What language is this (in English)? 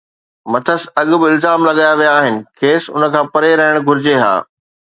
Sindhi